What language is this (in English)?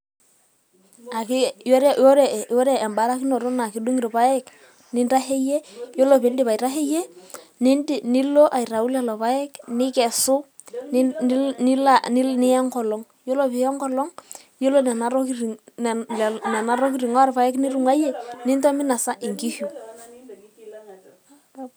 Masai